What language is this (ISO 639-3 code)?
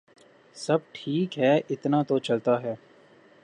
urd